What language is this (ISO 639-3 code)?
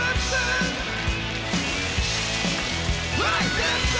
isl